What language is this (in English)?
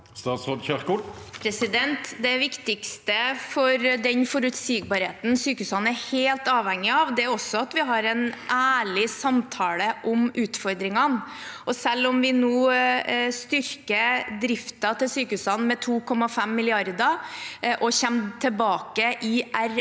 Norwegian